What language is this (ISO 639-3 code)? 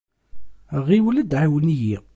kab